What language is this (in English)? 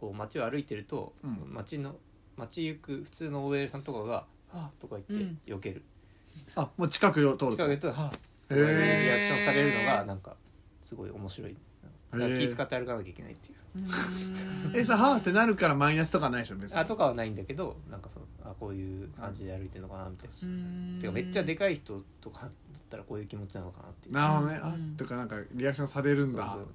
Japanese